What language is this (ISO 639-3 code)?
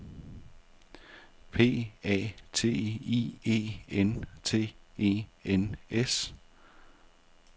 dan